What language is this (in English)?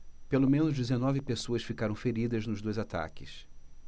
Portuguese